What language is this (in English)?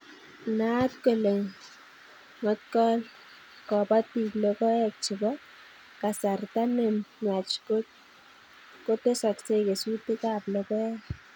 Kalenjin